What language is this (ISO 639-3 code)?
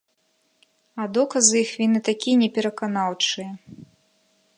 bel